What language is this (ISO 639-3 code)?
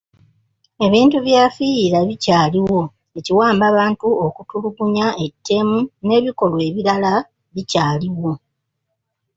lug